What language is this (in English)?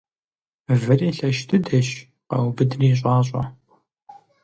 Kabardian